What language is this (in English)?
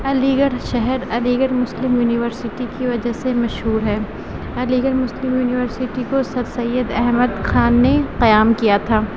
Urdu